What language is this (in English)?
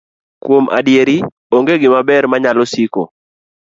Luo (Kenya and Tanzania)